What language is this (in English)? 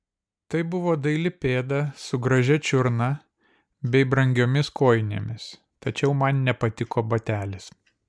Lithuanian